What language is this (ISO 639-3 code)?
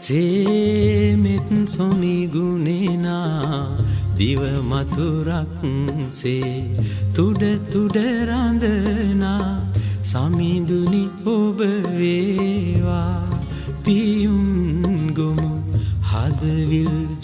sin